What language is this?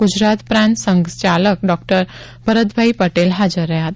Gujarati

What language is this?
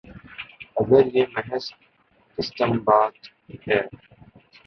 Urdu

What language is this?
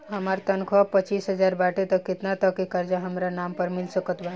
Bhojpuri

